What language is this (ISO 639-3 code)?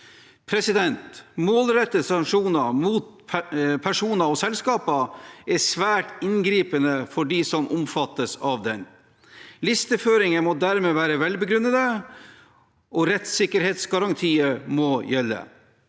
nor